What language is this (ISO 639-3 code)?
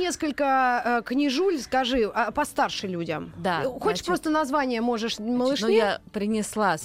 rus